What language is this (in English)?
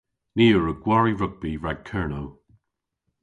Cornish